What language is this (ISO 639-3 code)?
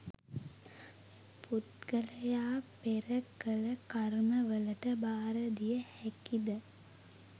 sin